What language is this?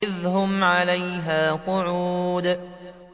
Arabic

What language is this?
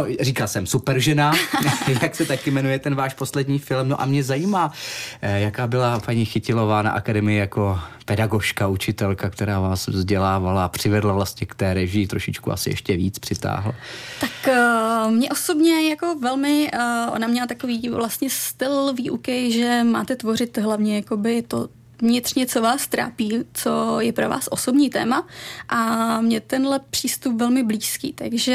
Czech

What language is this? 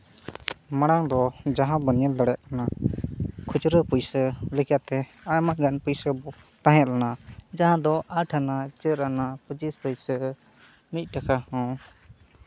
Santali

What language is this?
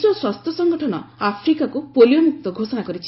Odia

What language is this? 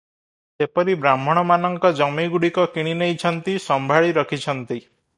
Odia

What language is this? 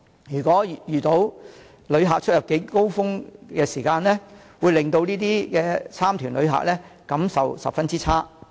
Cantonese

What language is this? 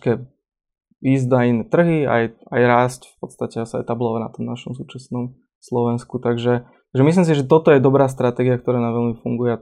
Slovak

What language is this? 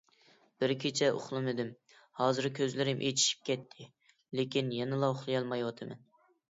Uyghur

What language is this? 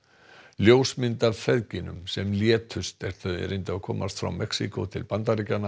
Icelandic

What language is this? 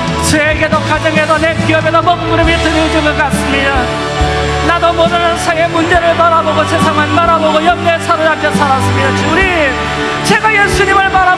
Korean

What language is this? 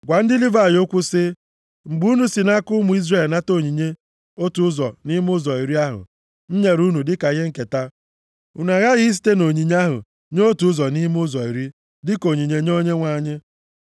Igbo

